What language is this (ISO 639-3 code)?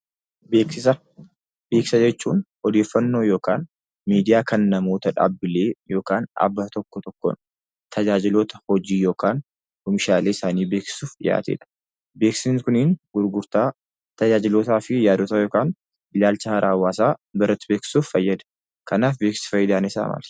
orm